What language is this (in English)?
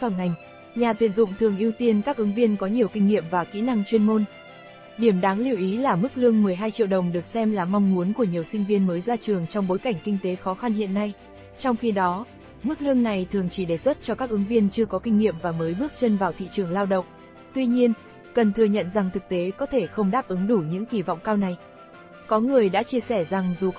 Vietnamese